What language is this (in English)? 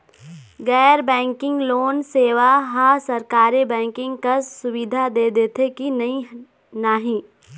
Chhattisgarhi